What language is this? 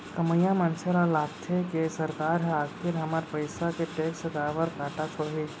Chhattisgarhi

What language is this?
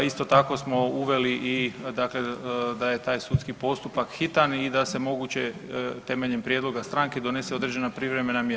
Croatian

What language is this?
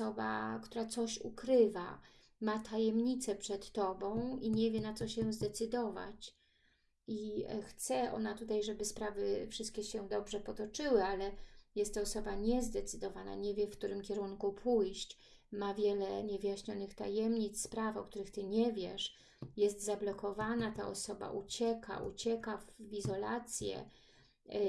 Polish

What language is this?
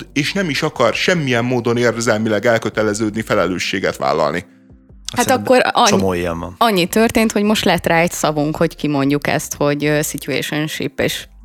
Hungarian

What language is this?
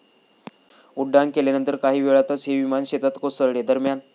Marathi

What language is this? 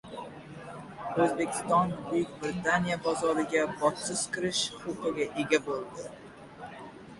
Uzbek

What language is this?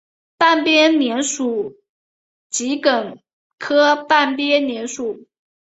Chinese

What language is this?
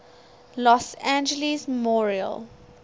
English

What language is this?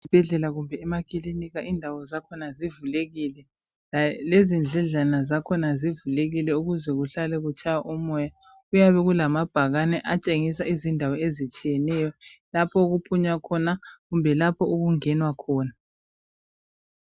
North Ndebele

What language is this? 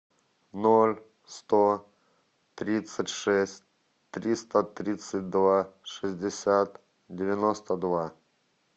Russian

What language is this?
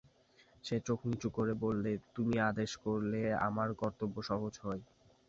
Bangla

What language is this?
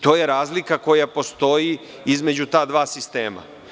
Serbian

